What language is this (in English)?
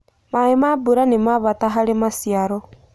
Kikuyu